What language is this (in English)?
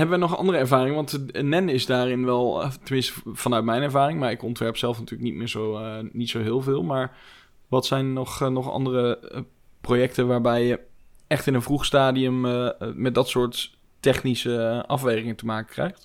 Dutch